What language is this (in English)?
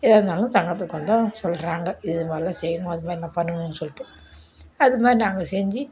Tamil